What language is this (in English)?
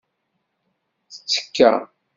Kabyle